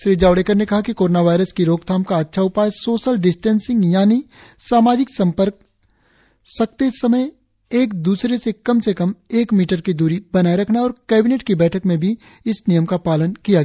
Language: Hindi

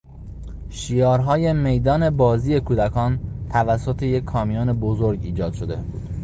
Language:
Persian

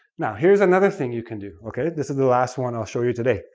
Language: English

